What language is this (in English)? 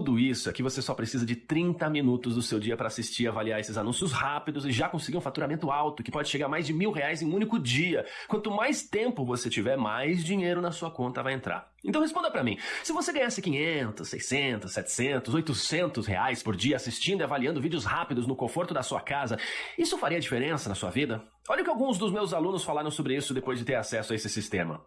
Portuguese